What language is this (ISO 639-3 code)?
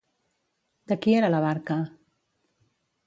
cat